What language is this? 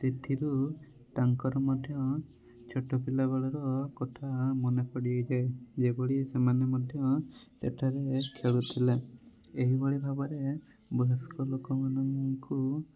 Odia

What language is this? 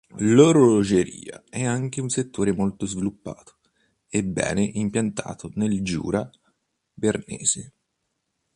Italian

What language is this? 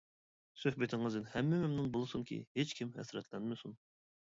Uyghur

